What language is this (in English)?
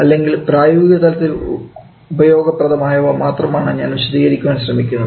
Malayalam